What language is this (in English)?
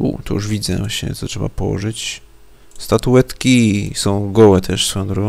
Polish